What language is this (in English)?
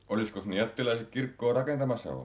Finnish